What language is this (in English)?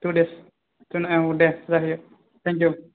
Bodo